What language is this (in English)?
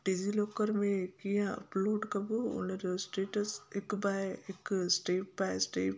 Sindhi